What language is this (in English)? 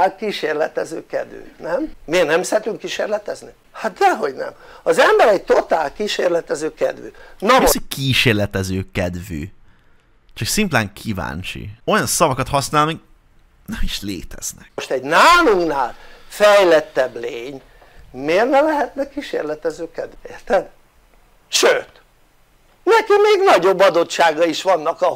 Hungarian